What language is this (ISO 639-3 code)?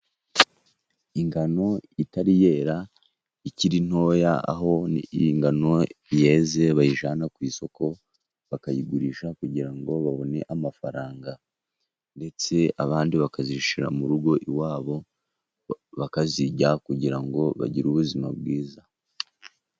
kin